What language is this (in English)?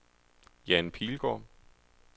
Danish